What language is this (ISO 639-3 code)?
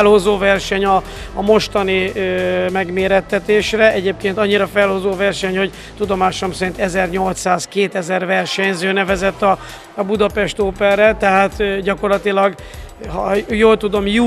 hun